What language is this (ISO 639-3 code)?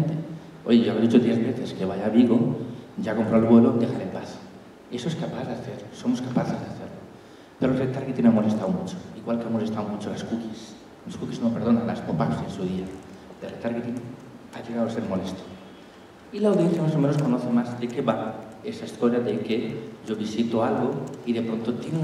spa